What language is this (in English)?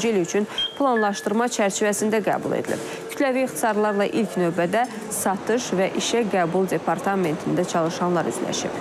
Turkish